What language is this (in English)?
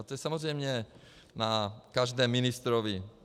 Czech